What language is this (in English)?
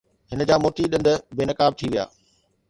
Sindhi